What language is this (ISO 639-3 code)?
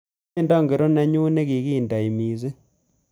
kln